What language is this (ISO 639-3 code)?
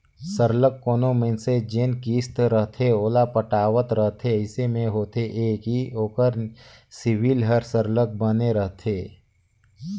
hne